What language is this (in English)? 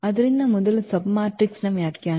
Kannada